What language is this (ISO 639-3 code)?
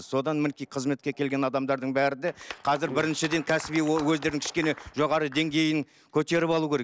kaz